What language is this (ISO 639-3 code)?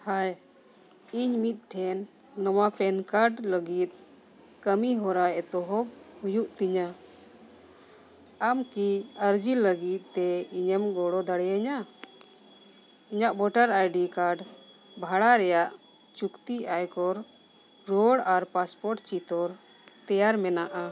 sat